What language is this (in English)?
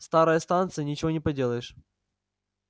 Russian